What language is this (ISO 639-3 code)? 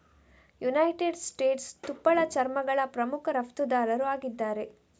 kan